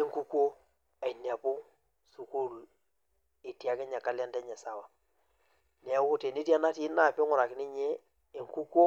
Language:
Masai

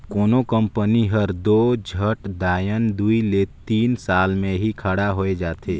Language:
Chhattisgarhi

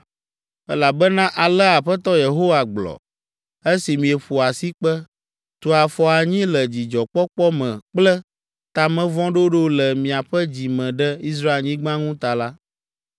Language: Ewe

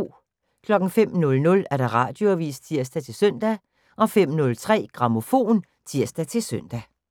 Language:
Danish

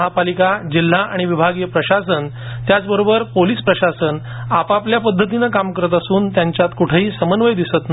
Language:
Marathi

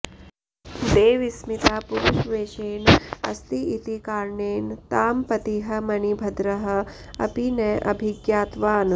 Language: Sanskrit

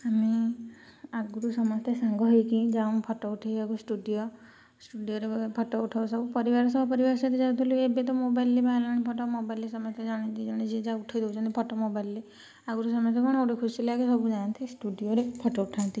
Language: Odia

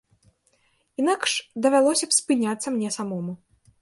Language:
Belarusian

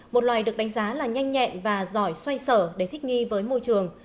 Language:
Vietnamese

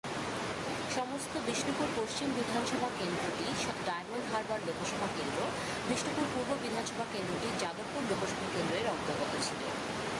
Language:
Bangla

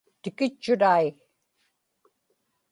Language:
Inupiaq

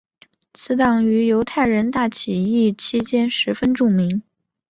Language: Chinese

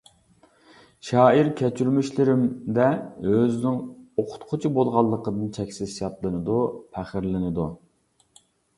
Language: Uyghur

